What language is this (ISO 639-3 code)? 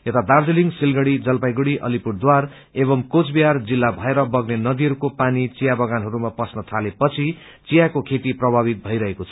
nep